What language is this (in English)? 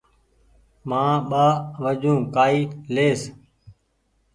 Goaria